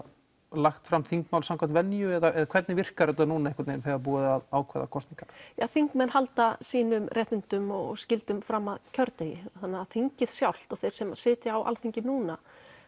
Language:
Icelandic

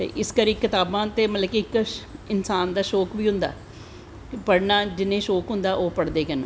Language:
Dogri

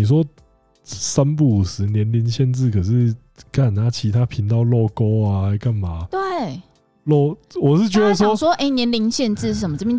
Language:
Chinese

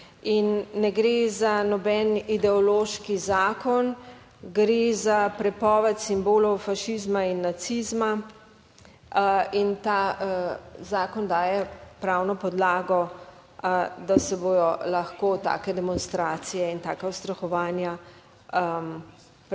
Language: Slovenian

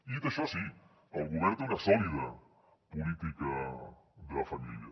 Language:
Catalan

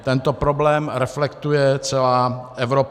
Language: Czech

